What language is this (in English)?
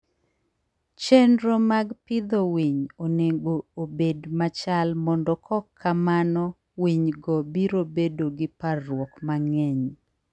Luo (Kenya and Tanzania)